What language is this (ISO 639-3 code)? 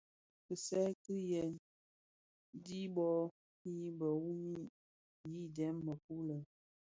ksf